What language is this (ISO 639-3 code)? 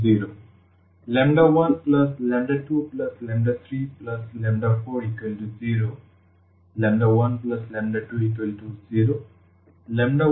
ben